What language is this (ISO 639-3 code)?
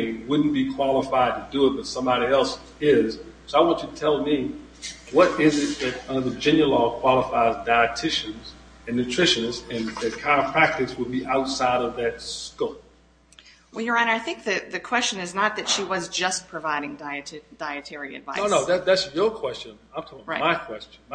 eng